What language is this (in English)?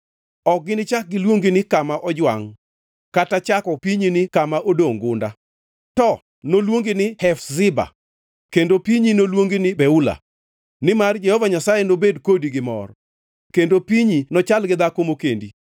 Luo (Kenya and Tanzania)